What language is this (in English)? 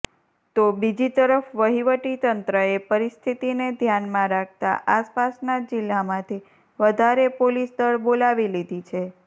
Gujarati